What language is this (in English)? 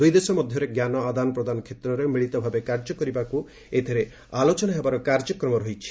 Odia